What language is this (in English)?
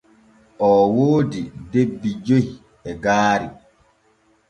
Borgu Fulfulde